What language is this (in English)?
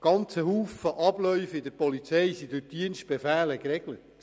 Swiss German